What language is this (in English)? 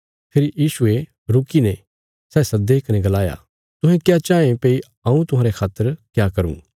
Bilaspuri